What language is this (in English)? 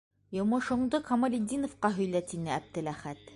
Bashkir